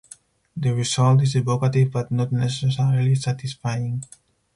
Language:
English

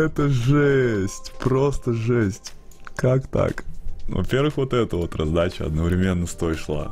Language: Russian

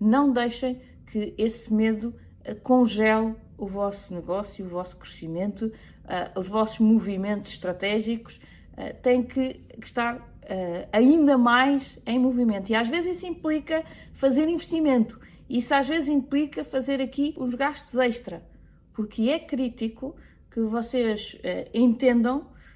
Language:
Portuguese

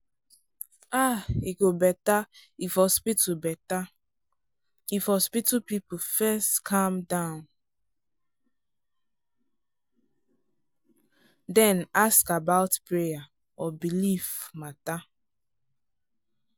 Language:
Nigerian Pidgin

